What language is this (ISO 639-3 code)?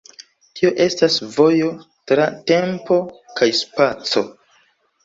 epo